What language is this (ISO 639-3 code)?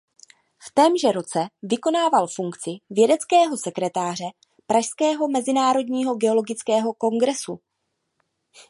ces